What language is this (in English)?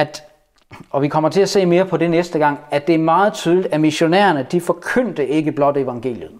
Danish